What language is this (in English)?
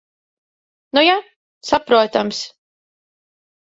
Latvian